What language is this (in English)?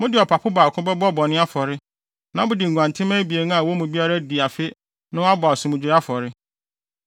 Akan